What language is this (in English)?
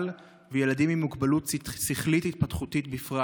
Hebrew